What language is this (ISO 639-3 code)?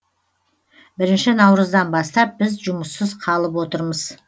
kaz